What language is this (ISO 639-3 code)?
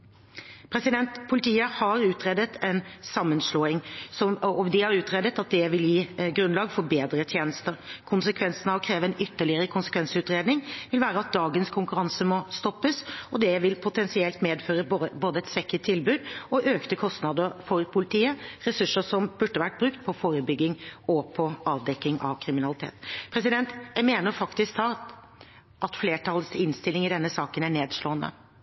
nob